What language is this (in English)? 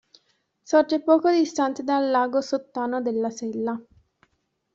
Italian